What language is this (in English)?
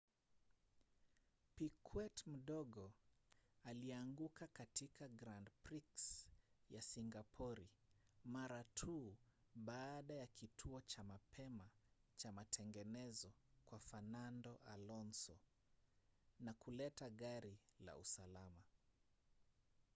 Swahili